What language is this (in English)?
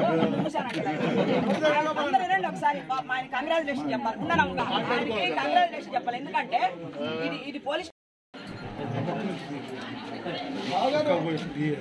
Romanian